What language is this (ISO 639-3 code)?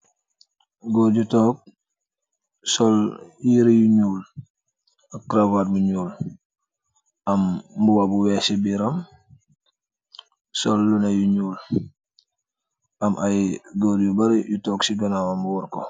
wol